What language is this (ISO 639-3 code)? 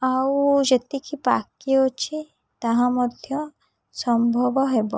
ori